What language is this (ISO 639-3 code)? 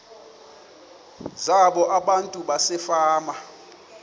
xho